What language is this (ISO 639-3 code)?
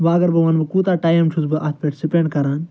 kas